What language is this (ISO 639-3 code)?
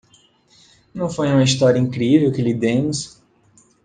por